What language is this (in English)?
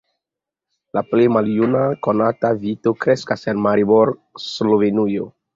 Esperanto